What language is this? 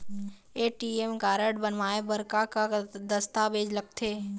Chhattisgarhi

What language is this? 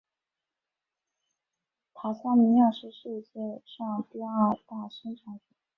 Chinese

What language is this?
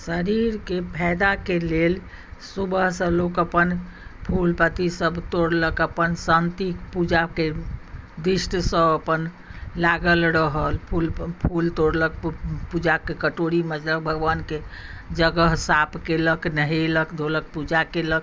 Maithili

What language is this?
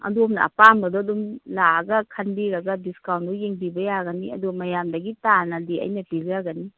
Manipuri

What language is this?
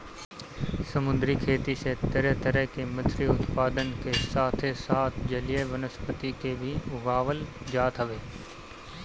Bhojpuri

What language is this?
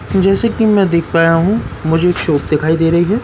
Hindi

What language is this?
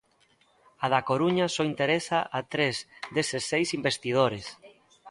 Galician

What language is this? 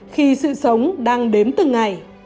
Vietnamese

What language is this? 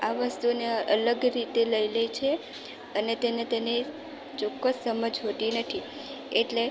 Gujarati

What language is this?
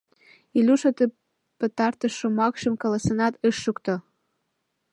Mari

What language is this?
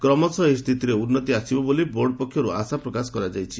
Odia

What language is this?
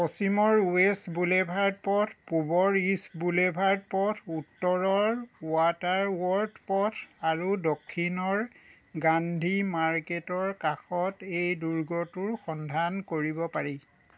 Assamese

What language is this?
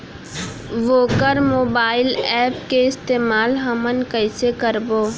Chhattisgarhi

